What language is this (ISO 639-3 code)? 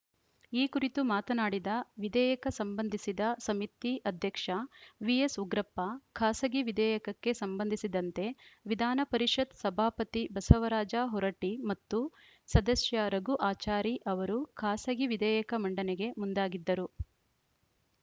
kan